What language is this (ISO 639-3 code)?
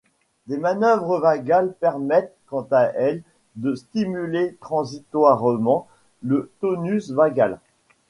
fra